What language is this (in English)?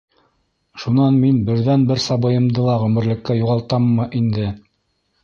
Bashkir